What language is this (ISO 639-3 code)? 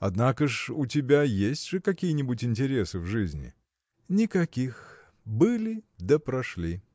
rus